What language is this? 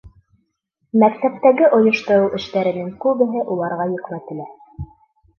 Bashkir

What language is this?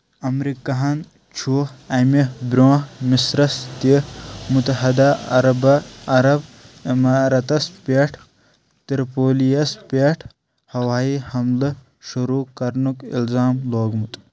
Kashmiri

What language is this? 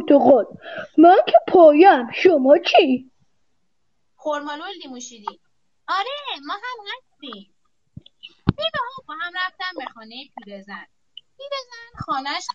Persian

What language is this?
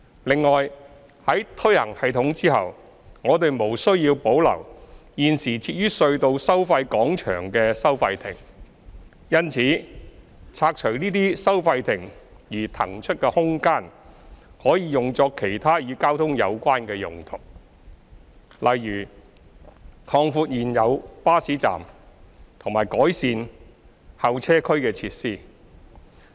Cantonese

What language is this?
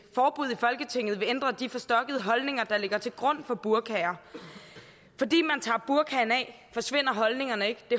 Danish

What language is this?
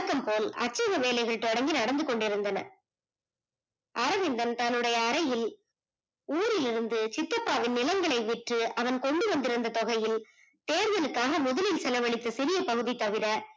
Tamil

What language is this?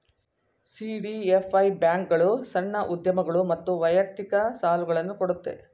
Kannada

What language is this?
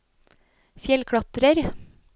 Norwegian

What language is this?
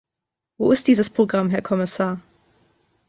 German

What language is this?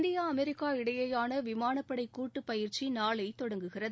Tamil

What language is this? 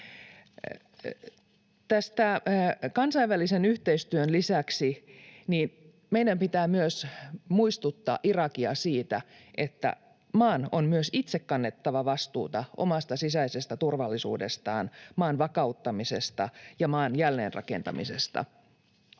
Finnish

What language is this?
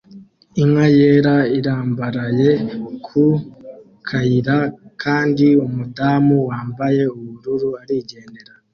Kinyarwanda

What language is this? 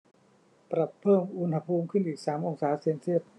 Thai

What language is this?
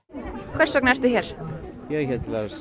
Icelandic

